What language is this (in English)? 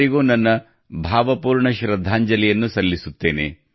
Kannada